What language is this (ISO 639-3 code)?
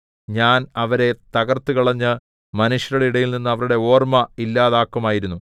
mal